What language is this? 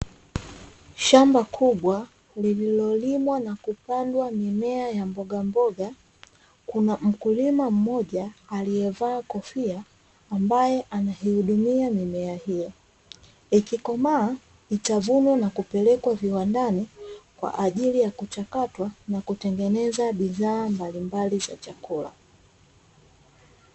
Swahili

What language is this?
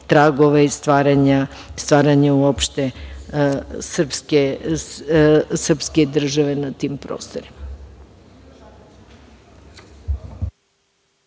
Serbian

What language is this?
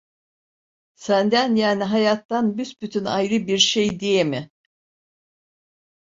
Turkish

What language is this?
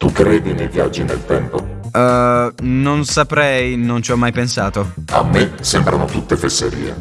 Italian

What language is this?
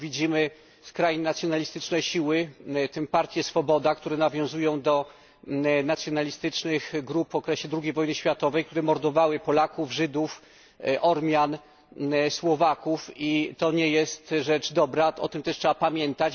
Polish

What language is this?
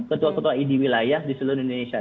Indonesian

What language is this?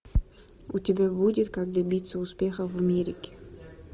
Russian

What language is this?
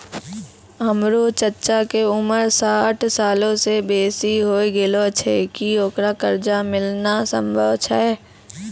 Maithili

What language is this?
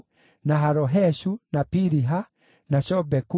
Kikuyu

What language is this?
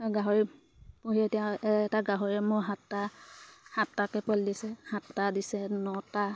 Assamese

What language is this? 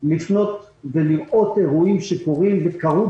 Hebrew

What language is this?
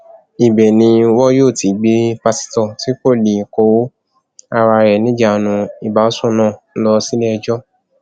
Yoruba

